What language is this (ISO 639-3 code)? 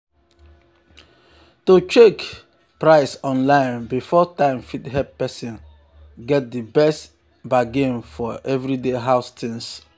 pcm